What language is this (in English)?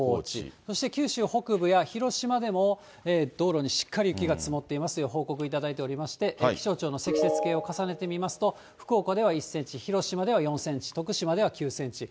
Japanese